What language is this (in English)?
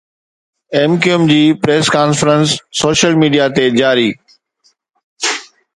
Sindhi